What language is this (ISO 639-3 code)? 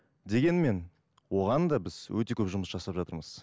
kaz